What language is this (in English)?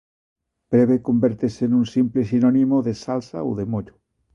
Galician